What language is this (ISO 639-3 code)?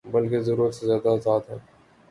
urd